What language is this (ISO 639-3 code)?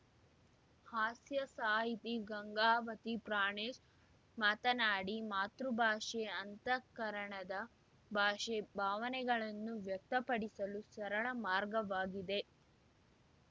kan